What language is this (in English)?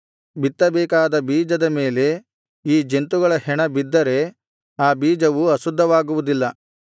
Kannada